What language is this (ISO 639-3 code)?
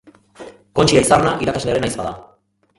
eus